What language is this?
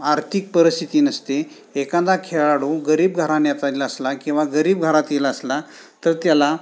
Marathi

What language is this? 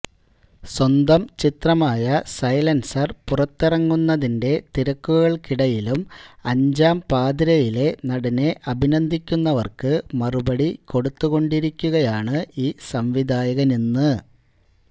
Malayalam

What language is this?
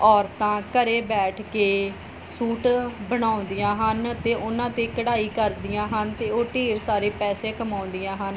Punjabi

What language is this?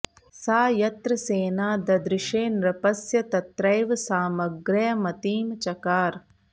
Sanskrit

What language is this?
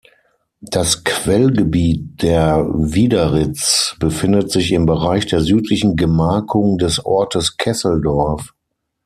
German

